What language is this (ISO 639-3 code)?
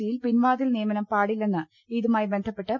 mal